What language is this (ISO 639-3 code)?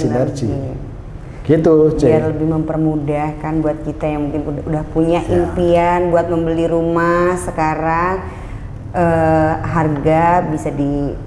ind